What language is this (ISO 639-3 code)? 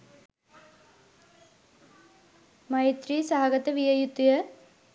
sin